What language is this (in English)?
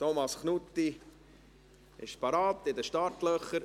Swiss German